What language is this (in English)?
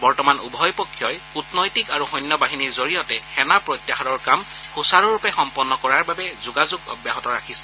Assamese